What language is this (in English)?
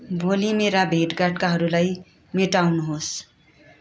Nepali